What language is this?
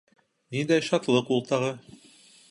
Bashkir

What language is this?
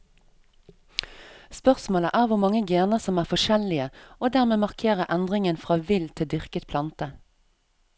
Norwegian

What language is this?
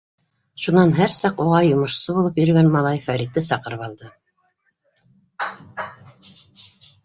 Bashkir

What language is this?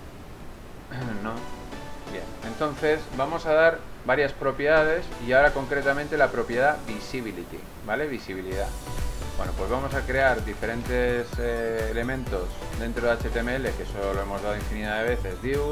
Spanish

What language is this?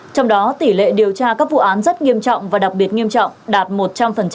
Vietnamese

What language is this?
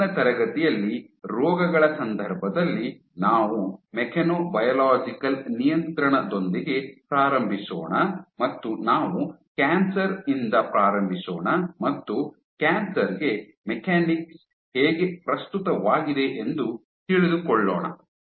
Kannada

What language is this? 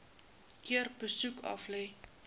Afrikaans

